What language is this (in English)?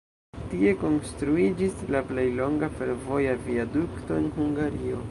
Esperanto